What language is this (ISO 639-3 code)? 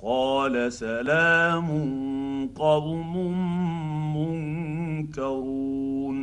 ara